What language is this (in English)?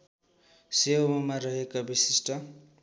Nepali